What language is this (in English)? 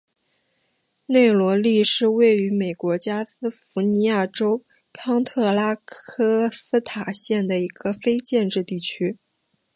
Chinese